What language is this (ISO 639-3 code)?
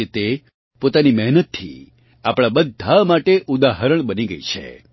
guj